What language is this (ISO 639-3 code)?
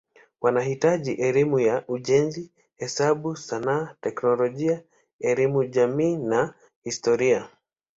swa